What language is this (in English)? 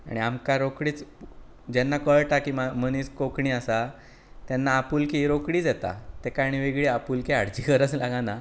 Konkani